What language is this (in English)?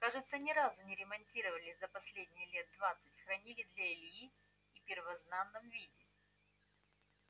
Russian